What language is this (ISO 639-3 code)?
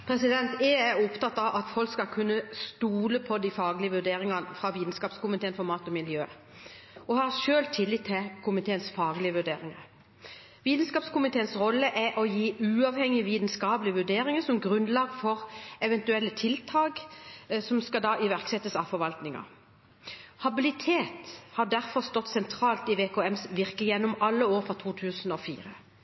nob